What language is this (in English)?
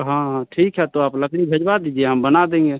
Hindi